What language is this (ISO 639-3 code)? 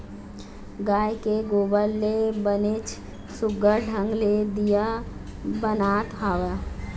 hne